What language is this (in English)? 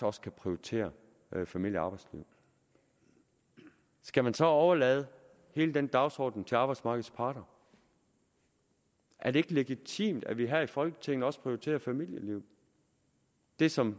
Danish